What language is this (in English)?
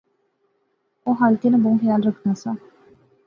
Pahari-Potwari